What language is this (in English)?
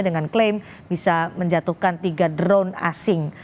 Indonesian